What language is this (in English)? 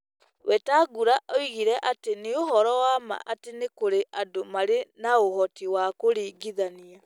Kikuyu